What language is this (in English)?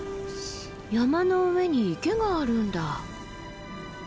Japanese